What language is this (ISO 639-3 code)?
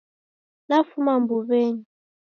dav